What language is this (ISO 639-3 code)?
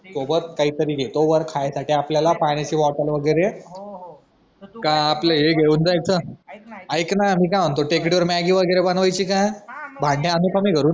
mar